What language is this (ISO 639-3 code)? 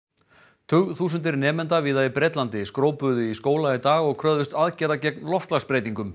isl